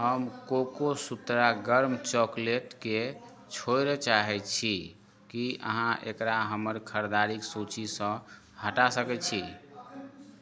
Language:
Maithili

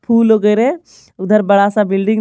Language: Hindi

